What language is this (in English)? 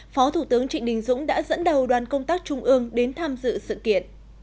Vietnamese